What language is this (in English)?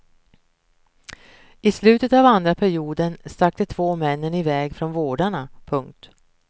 Swedish